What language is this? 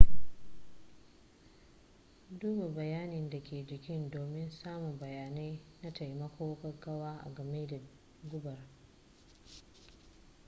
Hausa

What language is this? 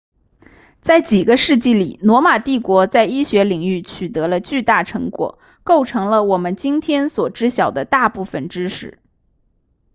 Chinese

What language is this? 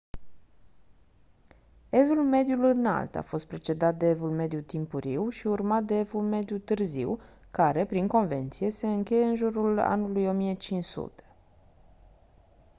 Romanian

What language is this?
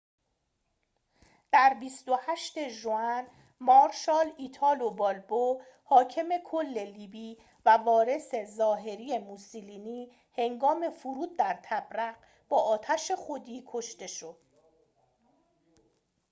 Persian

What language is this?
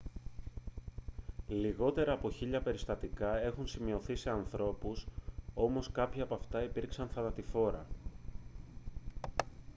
Greek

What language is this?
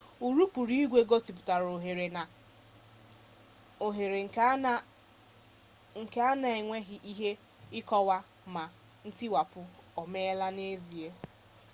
Igbo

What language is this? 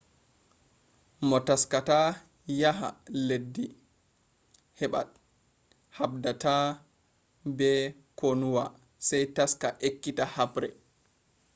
Fula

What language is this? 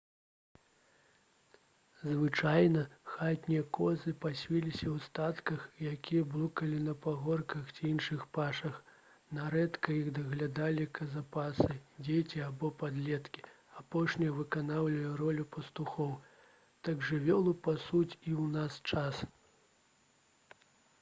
Belarusian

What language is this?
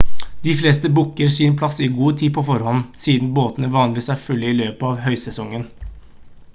Norwegian Bokmål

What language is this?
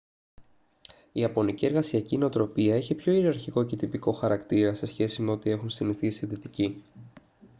Greek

